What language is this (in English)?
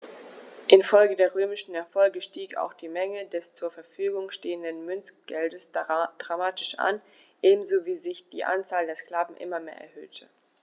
German